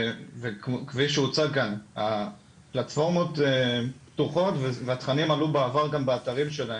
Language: Hebrew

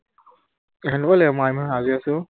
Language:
Assamese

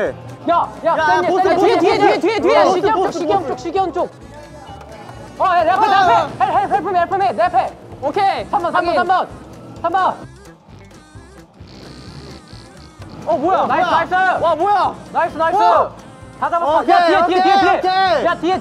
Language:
Korean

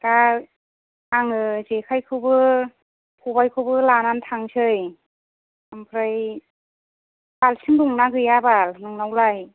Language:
Bodo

